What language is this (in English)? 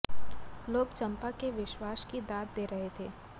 Hindi